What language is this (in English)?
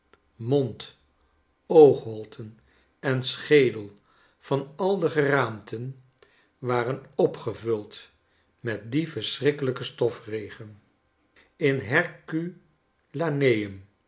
Dutch